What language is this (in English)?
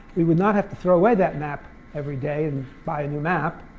English